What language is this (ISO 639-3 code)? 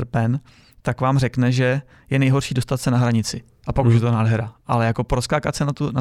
ces